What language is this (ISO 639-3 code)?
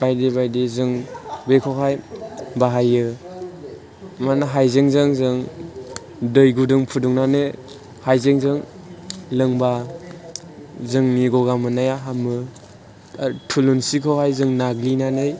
brx